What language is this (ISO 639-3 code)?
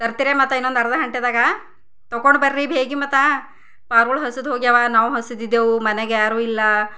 kan